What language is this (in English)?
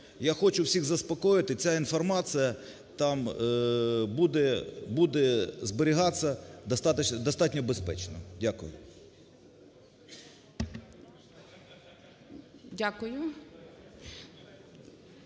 Ukrainian